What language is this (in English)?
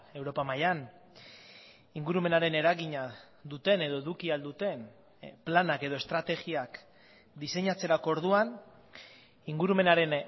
Basque